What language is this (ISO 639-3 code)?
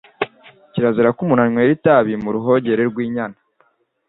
kin